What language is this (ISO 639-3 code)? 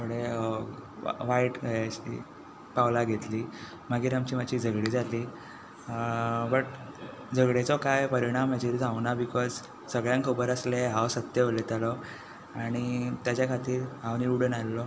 kok